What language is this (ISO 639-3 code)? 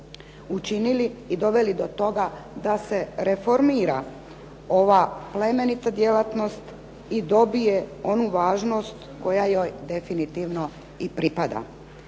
hrv